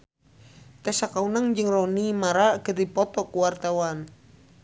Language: Sundanese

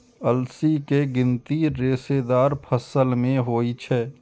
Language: Maithili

